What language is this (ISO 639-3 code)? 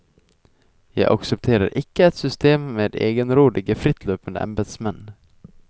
nor